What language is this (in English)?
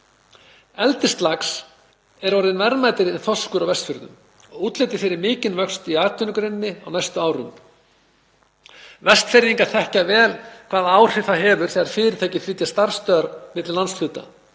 Icelandic